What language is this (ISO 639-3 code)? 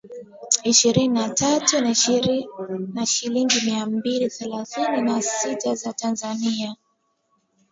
swa